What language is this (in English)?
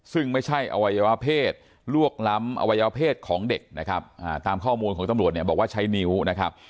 Thai